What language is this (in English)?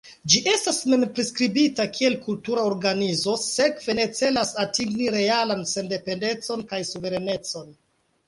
Esperanto